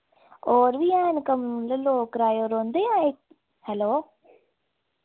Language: Dogri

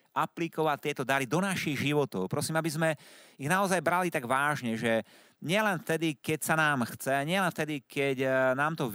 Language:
Slovak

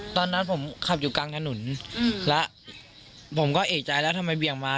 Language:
Thai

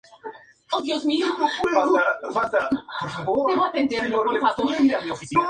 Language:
Spanish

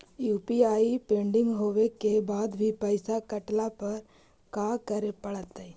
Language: Magahi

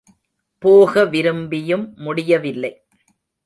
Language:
Tamil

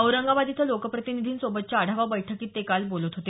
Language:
Marathi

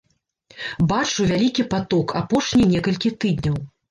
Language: Belarusian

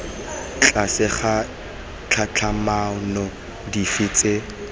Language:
Tswana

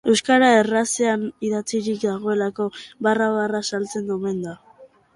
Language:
Basque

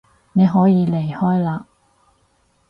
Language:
Cantonese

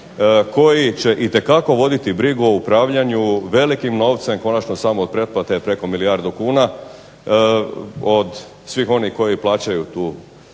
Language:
Croatian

